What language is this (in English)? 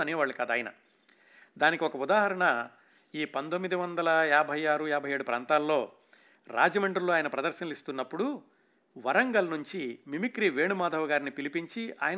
Telugu